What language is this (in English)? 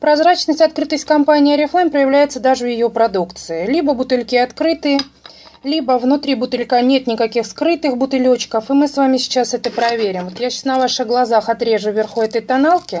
Russian